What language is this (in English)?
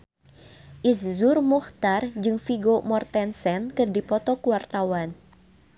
Sundanese